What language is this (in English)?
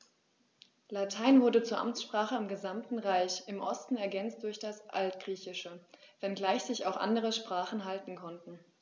German